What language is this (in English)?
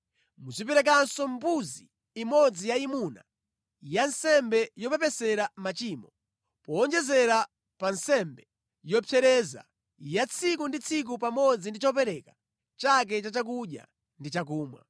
Nyanja